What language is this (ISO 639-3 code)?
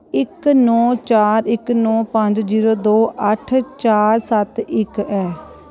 doi